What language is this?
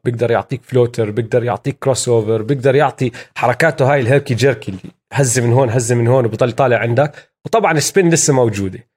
Arabic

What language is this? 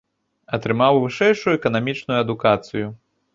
Belarusian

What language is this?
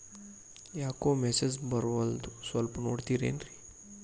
Kannada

